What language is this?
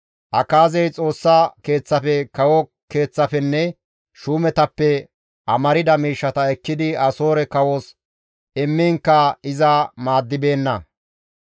Gamo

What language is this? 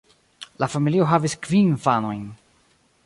Esperanto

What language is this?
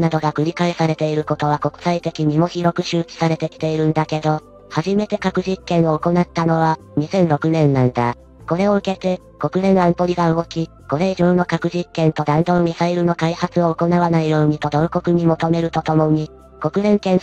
Japanese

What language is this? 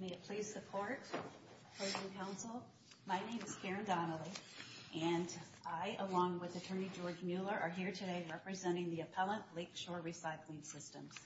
English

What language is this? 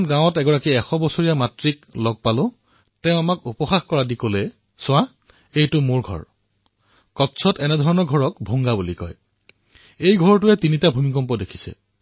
Assamese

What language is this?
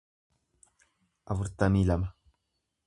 Oromo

